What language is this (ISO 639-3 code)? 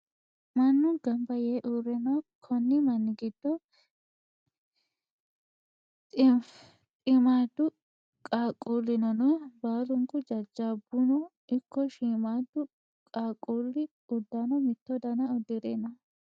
sid